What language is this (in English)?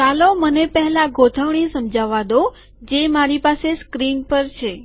Gujarati